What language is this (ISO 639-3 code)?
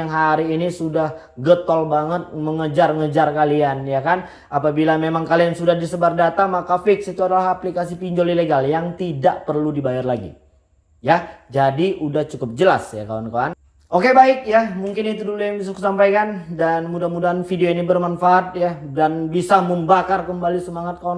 ind